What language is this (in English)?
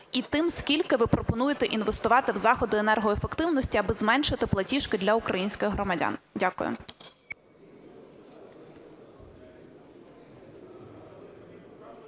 Ukrainian